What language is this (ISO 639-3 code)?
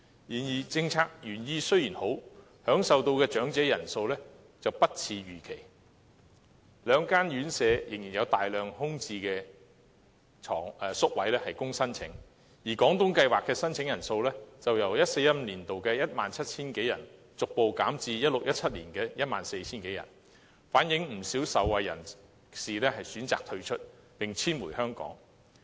yue